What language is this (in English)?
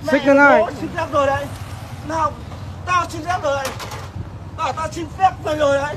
Vietnamese